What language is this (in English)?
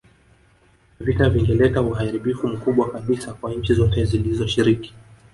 Swahili